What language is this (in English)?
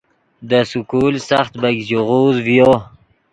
Yidgha